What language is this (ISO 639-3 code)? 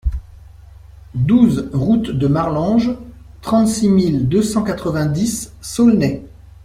fra